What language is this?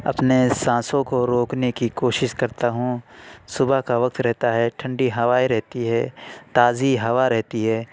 Urdu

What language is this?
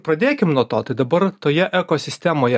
Lithuanian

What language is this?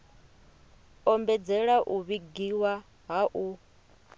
Venda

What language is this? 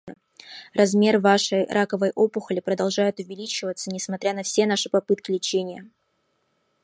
Russian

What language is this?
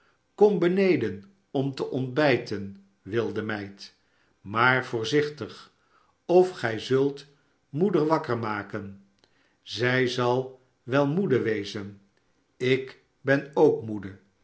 Dutch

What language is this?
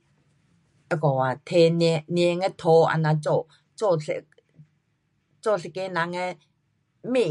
Pu-Xian Chinese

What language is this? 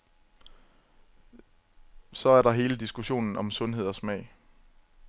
Danish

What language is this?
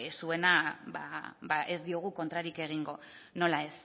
Basque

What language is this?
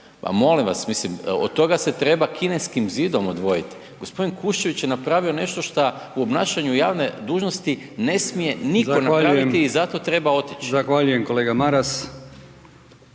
Croatian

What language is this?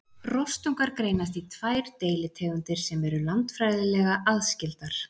Icelandic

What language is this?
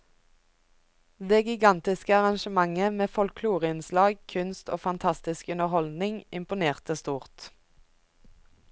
Norwegian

